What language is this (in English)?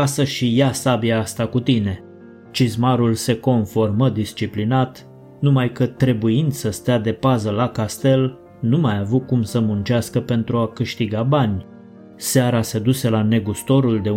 Romanian